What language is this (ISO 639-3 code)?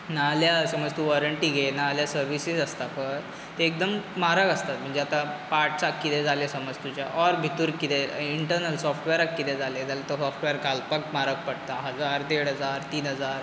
kok